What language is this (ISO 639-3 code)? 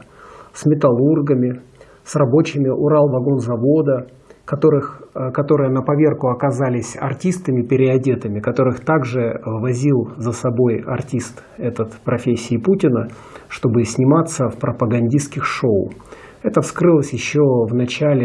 rus